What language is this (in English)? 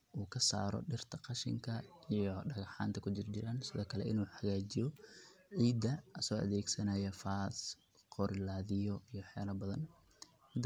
Somali